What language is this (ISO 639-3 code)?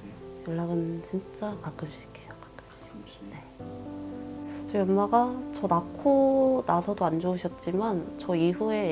kor